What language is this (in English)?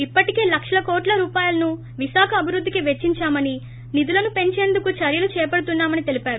Telugu